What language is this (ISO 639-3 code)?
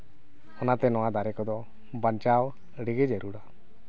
sat